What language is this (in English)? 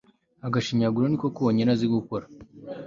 Kinyarwanda